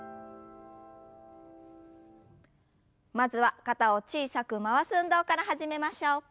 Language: Japanese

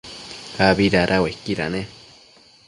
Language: Matsés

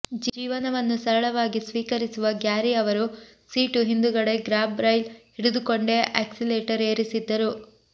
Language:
Kannada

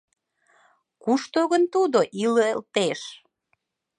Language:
Mari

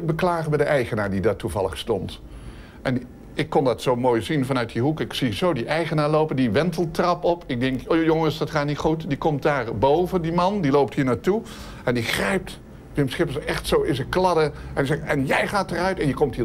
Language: Dutch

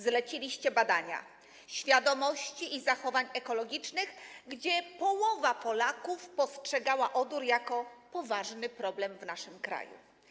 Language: Polish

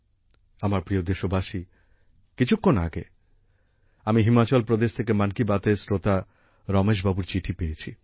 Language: Bangla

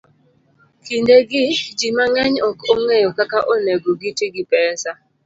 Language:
Luo (Kenya and Tanzania)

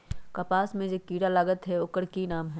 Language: Magahi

